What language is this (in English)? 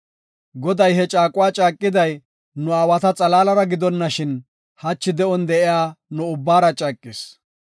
Gofa